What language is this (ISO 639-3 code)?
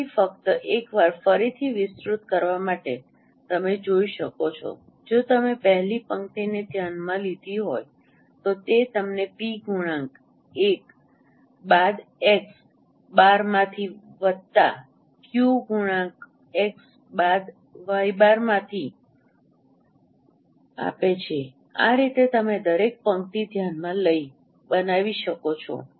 guj